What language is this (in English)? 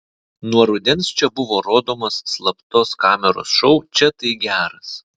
Lithuanian